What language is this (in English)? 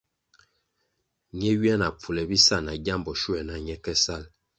Kwasio